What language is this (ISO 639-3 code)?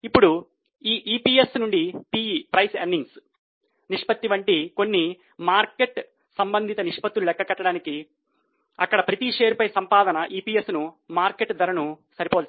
tel